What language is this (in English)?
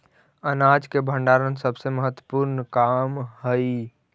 Magahi